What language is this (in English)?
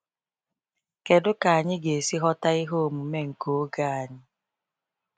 Igbo